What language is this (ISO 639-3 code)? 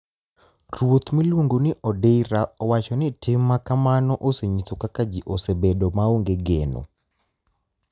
luo